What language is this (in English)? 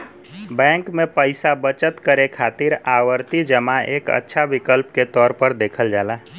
Bhojpuri